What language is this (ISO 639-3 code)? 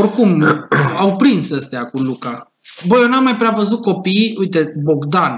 ron